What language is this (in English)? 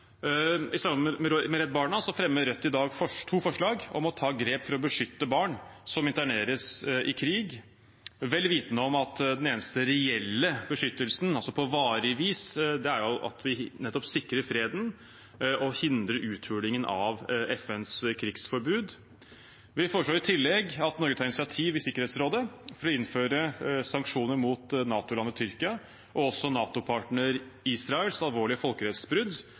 Norwegian Bokmål